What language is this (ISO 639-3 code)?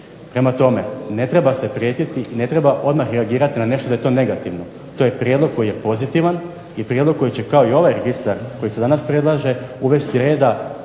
hrv